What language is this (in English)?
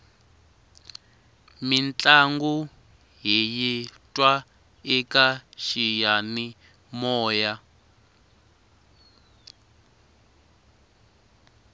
Tsonga